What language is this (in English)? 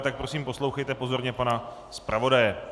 Czech